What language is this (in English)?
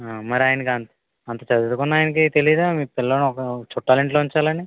Telugu